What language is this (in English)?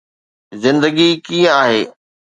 Sindhi